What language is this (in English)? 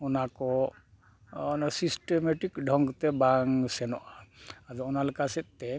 Santali